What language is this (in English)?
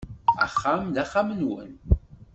Kabyle